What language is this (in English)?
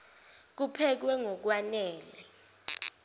Zulu